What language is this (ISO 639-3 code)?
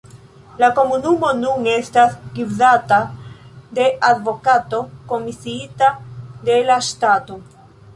epo